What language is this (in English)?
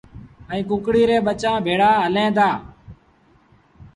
Sindhi Bhil